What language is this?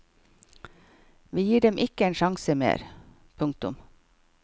Norwegian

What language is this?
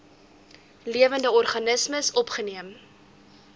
Afrikaans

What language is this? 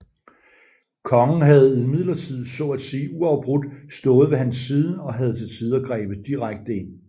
Danish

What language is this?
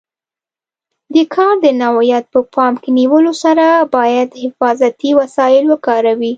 Pashto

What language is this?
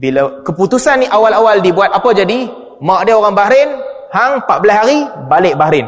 Malay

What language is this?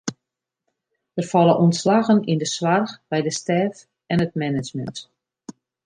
Western Frisian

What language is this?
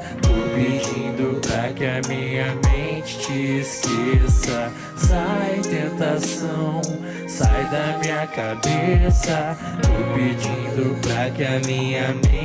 Portuguese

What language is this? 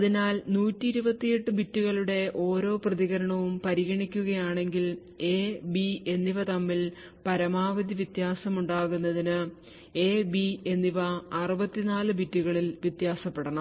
Malayalam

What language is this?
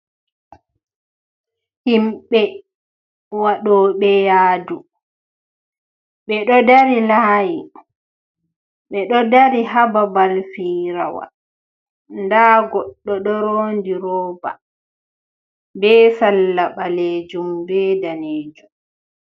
Fula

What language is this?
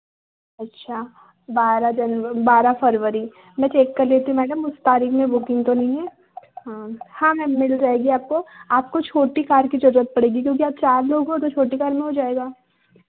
Hindi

